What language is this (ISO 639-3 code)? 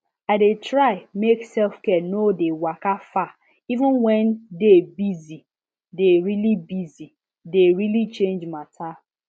pcm